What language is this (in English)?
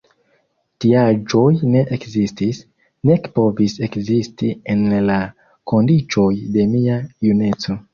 Esperanto